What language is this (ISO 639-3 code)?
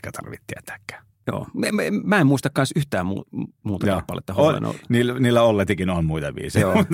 fin